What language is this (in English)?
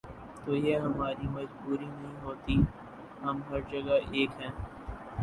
Urdu